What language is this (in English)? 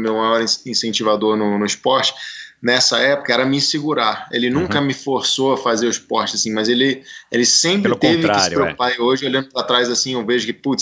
Portuguese